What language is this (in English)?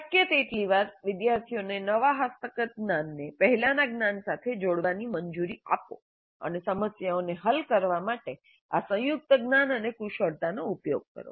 Gujarati